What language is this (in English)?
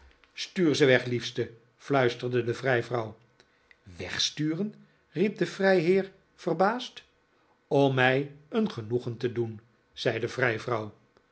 Dutch